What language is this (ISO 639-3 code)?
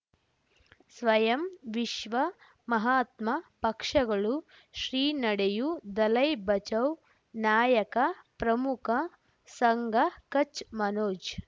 kan